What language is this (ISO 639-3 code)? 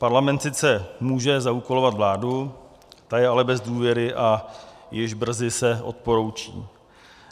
ces